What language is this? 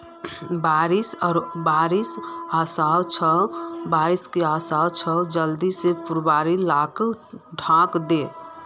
Magahi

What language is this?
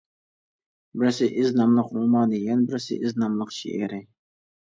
Uyghur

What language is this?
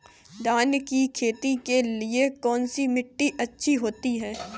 Hindi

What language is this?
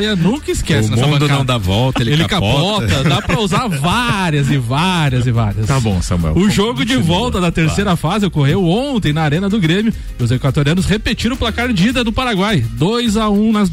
Portuguese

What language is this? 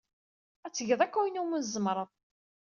Kabyle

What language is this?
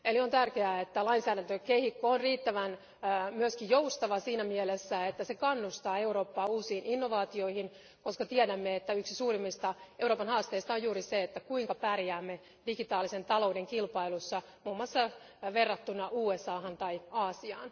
Finnish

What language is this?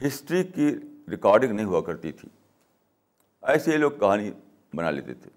Urdu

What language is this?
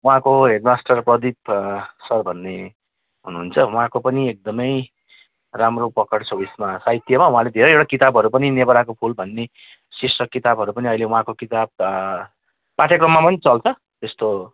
Nepali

